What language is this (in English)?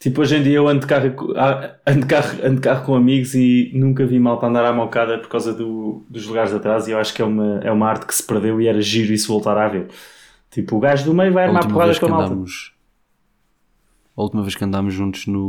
Portuguese